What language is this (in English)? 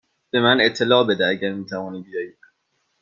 Persian